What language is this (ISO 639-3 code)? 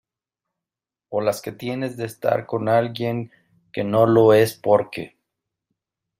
spa